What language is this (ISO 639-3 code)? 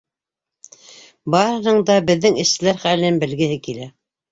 bak